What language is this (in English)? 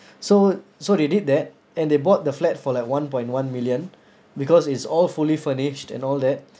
English